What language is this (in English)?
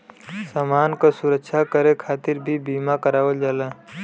Bhojpuri